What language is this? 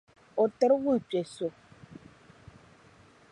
Dagbani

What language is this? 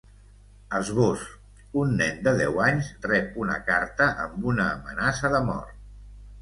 Catalan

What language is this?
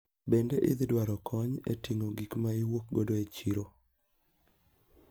Luo (Kenya and Tanzania)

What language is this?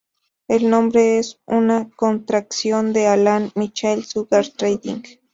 Spanish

